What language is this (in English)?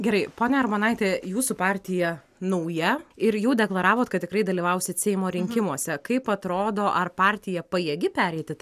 Lithuanian